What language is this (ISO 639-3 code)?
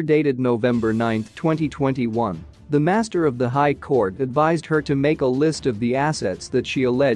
eng